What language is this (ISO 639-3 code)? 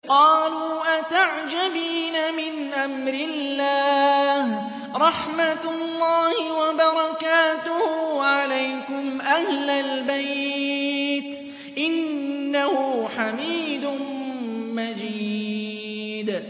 ara